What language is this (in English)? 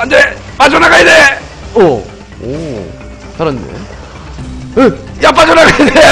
Korean